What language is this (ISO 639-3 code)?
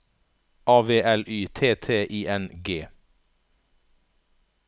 nor